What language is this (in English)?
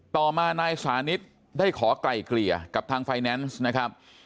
Thai